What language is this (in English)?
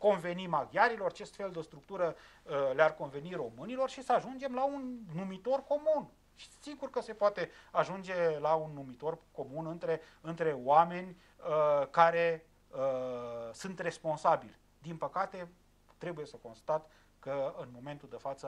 Romanian